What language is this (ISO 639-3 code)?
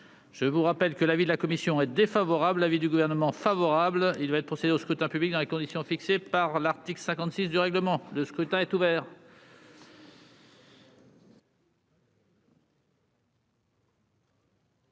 fra